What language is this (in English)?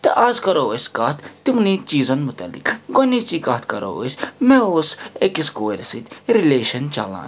Kashmiri